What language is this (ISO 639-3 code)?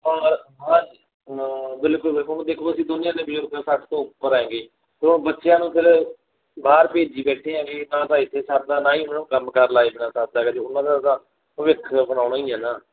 pan